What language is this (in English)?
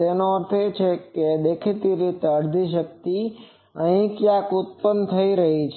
Gujarati